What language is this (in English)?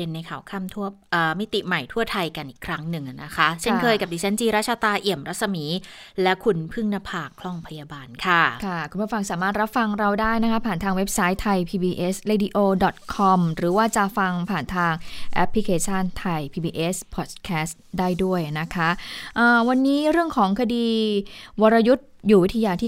Thai